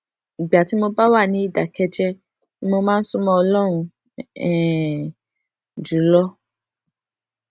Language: Yoruba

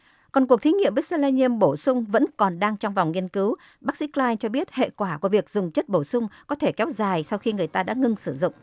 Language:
Vietnamese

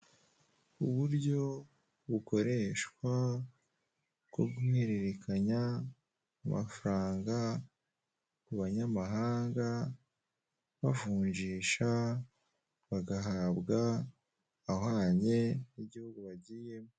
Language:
Kinyarwanda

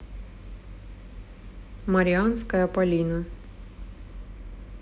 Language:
Russian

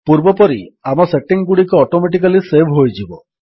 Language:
Odia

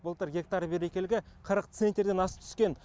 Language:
Kazakh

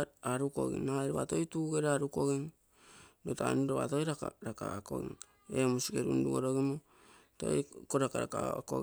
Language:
Terei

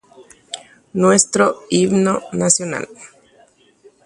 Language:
Guarani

